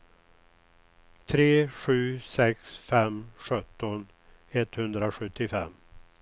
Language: Swedish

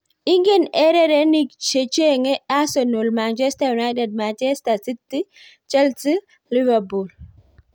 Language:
Kalenjin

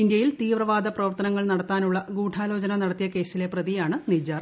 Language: Malayalam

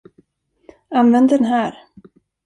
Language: Swedish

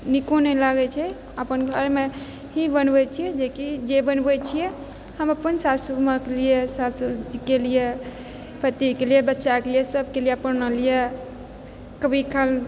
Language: Maithili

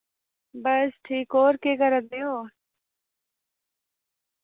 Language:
Dogri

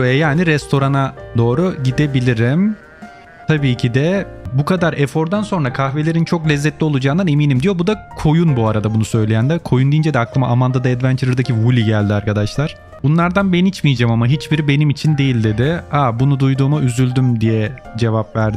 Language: Turkish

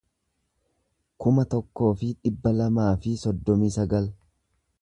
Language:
Oromo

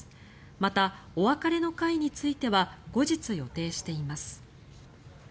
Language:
Japanese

